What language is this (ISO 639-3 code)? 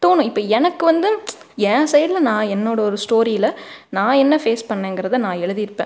tam